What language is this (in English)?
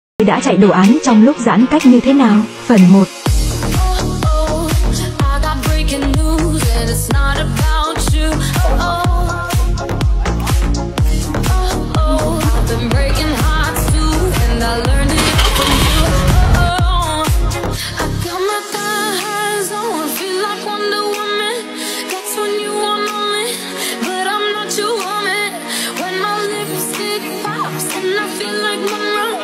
Vietnamese